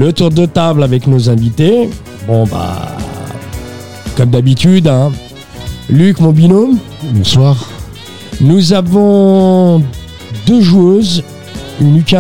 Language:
French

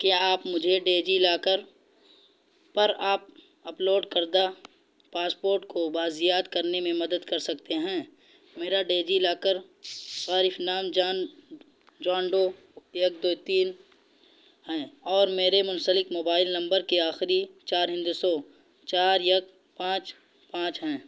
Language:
Urdu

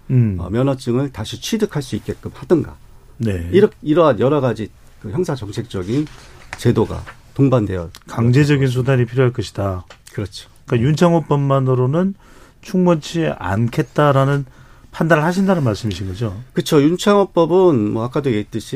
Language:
Korean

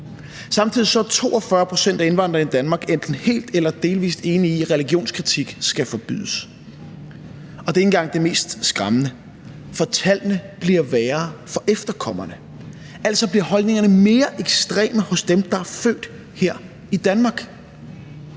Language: Danish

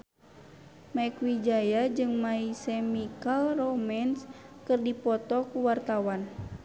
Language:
Sundanese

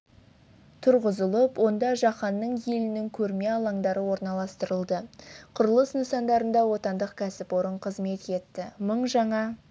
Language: Kazakh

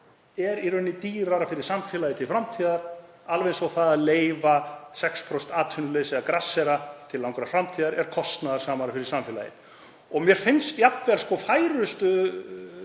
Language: Icelandic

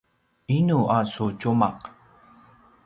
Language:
Paiwan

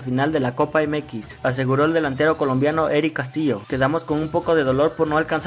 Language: Spanish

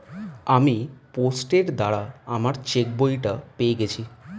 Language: Bangla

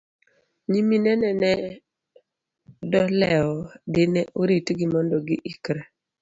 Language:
Luo (Kenya and Tanzania)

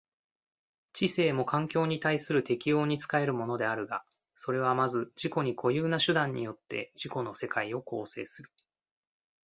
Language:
Japanese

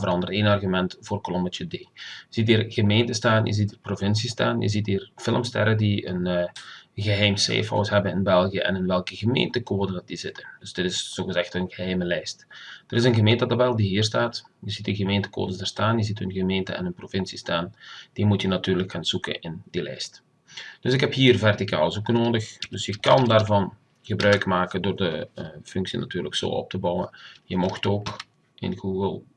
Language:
Dutch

